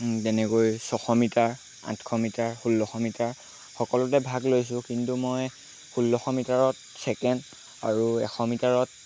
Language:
Assamese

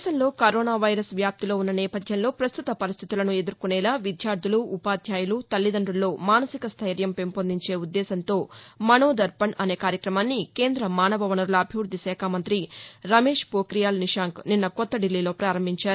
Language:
Telugu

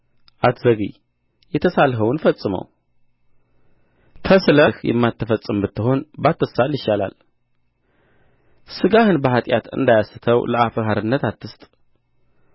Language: Amharic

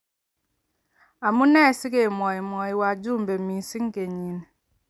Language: Kalenjin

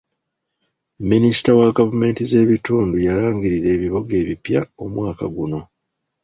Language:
Ganda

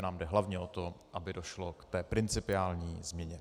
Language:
Czech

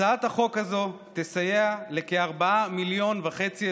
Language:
Hebrew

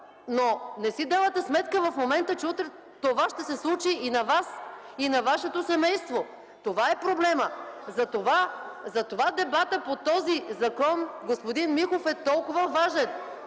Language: Bulgarian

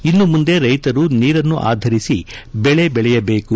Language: Kannada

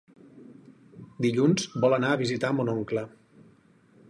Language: Catalan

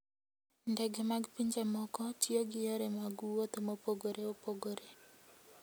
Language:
Luo (Kenya and Tanzania)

